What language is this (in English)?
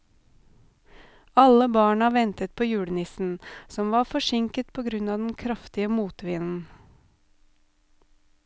Norwegian